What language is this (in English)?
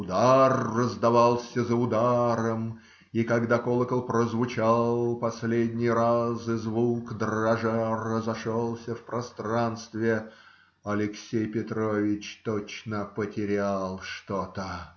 Russian